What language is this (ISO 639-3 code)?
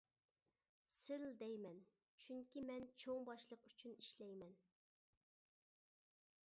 uig